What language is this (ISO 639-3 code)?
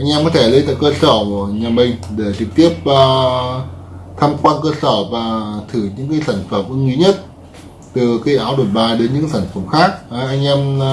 vie